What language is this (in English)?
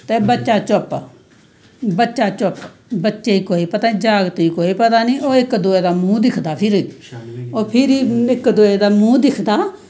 Dogri